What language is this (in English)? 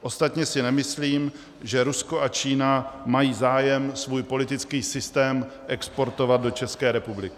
Czech